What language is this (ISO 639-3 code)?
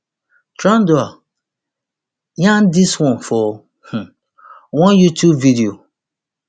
pcm